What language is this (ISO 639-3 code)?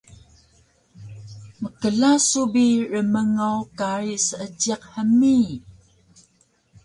trv